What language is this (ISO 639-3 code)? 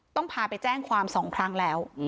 tha